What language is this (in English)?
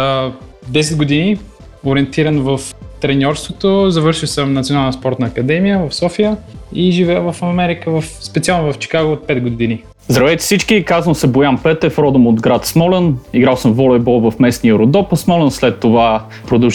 Bulgarian